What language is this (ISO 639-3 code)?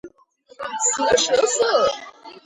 kat